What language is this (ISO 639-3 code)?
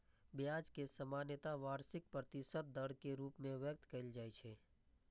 mai